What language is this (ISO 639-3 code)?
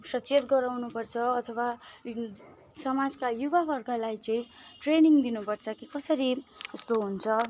nep